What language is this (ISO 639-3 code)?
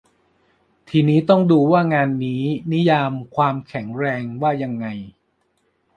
tha